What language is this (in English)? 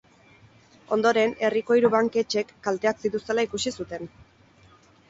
Basque